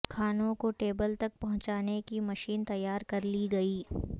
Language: Urdu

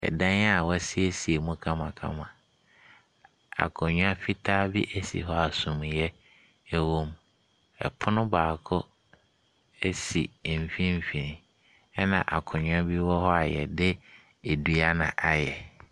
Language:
Akan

